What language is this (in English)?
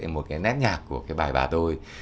Vietnamese